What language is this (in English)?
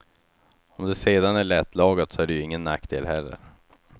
Swedish